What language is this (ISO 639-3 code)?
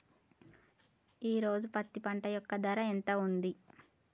tel